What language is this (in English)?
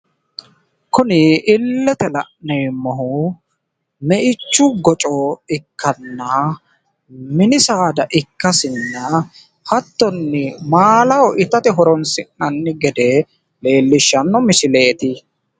Sidamo